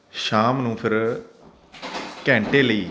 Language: Punjabi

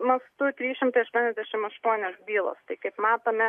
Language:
Lithuanian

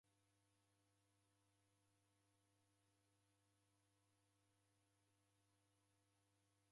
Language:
Taita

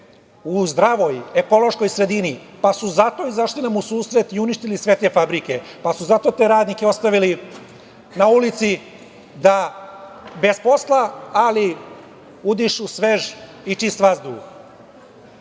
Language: Serbian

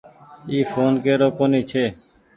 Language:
Goaria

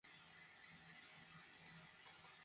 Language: Bangla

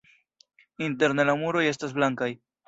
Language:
Esperanto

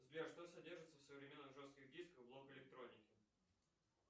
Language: Russian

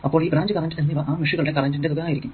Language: Malayalam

